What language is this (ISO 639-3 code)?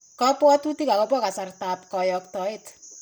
kln